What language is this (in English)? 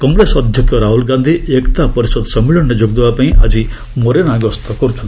Odia